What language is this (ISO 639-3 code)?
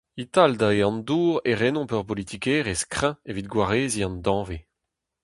bre